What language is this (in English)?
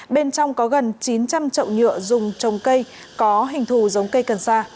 Vietnamese